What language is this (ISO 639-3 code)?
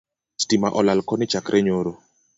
luo